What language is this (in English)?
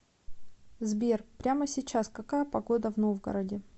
Russian